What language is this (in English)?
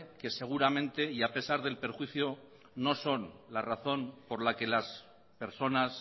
Spanish